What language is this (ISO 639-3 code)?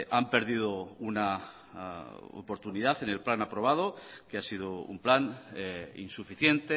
spa